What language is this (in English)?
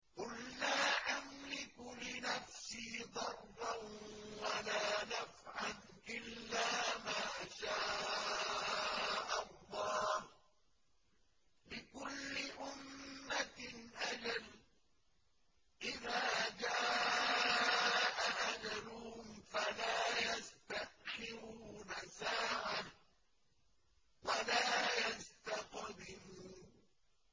Arabic